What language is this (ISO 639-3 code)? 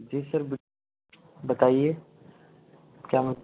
hin